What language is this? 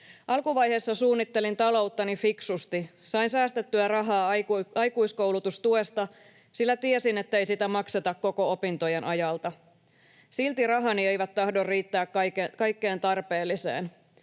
Finnish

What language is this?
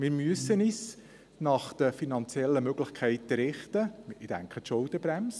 Swiss German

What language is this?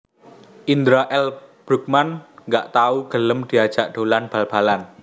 Javanese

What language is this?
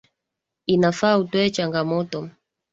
Swahili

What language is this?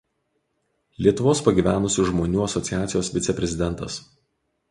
Lithuanian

